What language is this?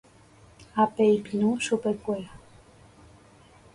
Guarani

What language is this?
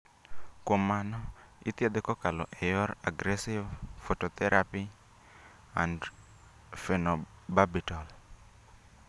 Luo (Kenya and Tanzania)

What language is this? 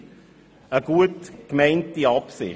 Swiss German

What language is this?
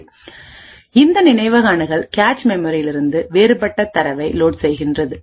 Tamil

